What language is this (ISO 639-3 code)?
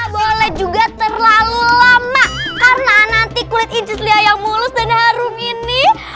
ind